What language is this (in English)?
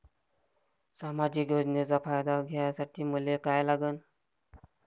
Marathi